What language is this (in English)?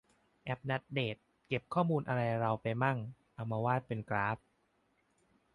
Thai